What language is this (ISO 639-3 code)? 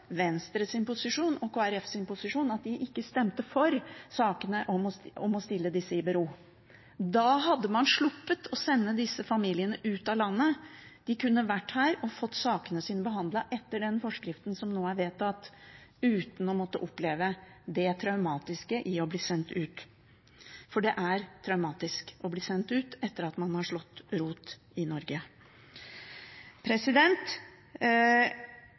nob